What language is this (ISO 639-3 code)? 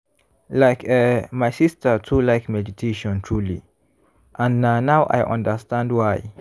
pcm